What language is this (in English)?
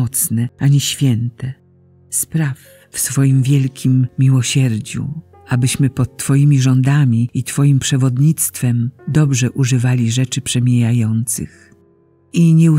Polish